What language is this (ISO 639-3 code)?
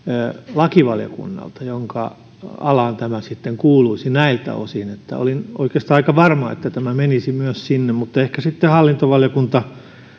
fin